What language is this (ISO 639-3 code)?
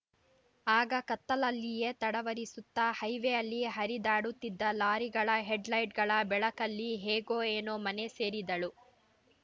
kan